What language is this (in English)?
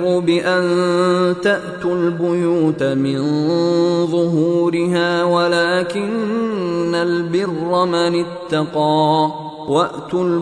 Arabic